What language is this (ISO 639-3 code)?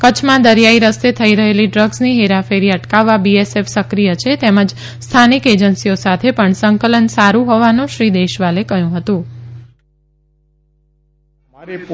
guj